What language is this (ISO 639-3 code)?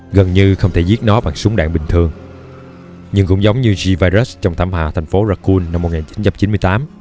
vie